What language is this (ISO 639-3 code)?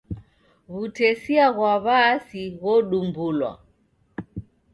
dav